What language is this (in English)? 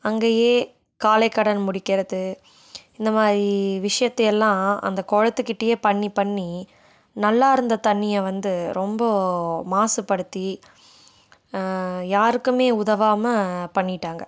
Tamil